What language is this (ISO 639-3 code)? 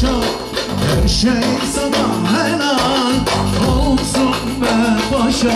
ara